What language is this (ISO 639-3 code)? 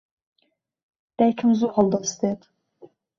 ckb